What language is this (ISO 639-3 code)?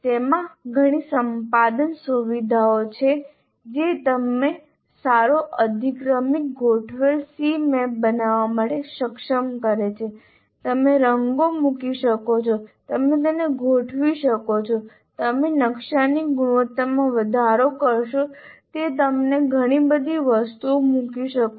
guj